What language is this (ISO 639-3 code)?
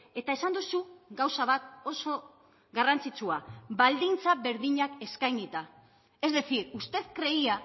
eus